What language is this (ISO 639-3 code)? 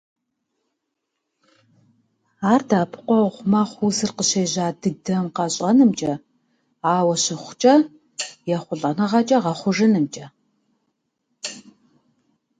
kbd